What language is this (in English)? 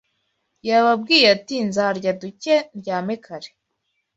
Kinyarwanda